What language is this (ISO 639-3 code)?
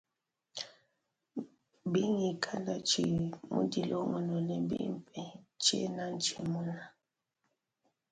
lua